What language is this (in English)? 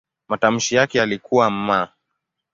Swahili